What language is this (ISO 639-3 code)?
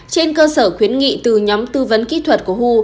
vie